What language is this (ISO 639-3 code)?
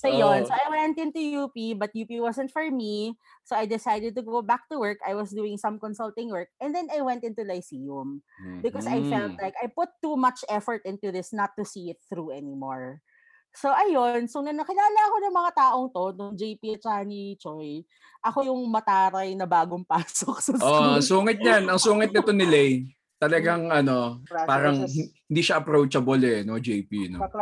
fil